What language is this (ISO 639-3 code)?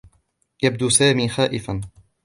ara